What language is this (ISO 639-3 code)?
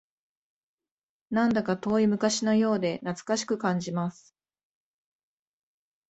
jpn